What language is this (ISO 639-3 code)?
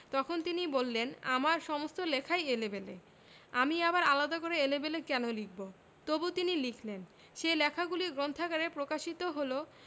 ben